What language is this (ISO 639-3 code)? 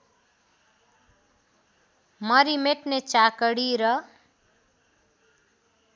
nep